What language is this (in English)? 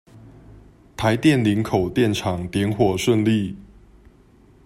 Chinese